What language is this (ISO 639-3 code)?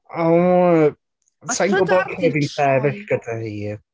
cym